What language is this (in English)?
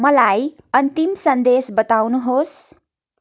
Nepali